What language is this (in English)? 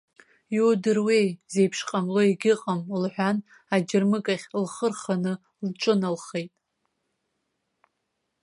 Abkhazian